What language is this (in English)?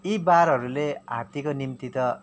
Nepali